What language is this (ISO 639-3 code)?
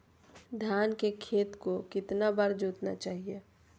mag